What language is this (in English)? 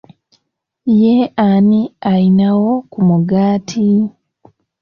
Ganda